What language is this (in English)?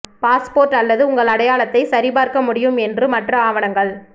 Tamil